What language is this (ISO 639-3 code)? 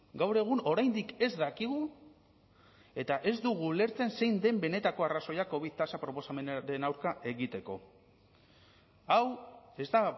eus